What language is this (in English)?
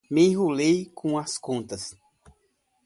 Portuguese